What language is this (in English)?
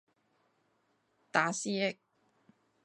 Cantonese